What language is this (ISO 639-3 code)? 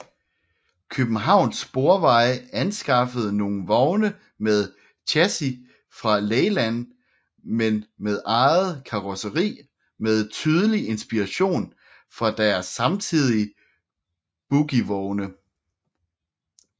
dan